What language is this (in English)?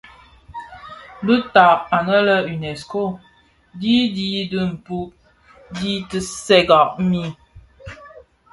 Bafia